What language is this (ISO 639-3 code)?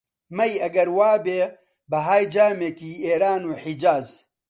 ckb